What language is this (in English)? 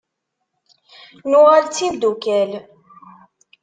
Kabyle